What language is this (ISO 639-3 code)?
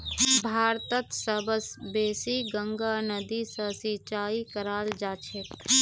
mag